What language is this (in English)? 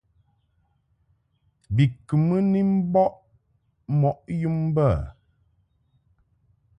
Mungaka